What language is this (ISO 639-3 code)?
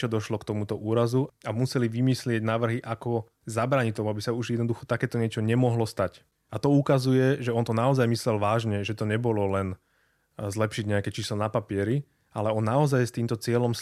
slk